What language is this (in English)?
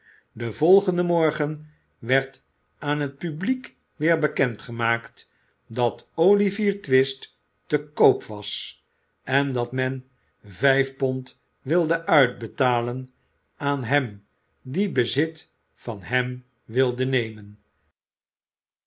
Dutch